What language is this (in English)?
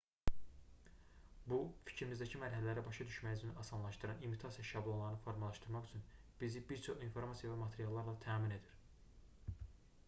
Azerbaijani